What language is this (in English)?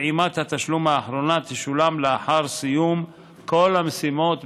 Hebrew